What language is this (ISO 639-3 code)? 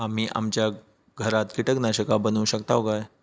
mar